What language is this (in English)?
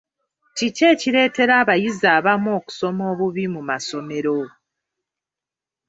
Ganda